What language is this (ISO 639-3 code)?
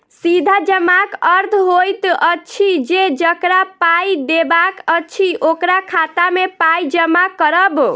mai